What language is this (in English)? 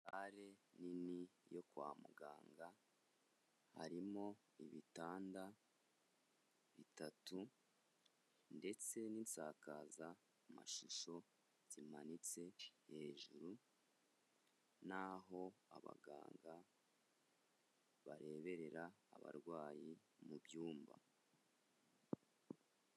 Kinyarwanda